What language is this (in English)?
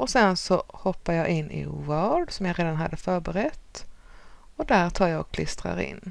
Swedish